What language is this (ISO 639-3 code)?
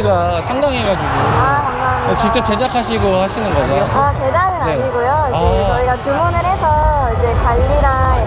kor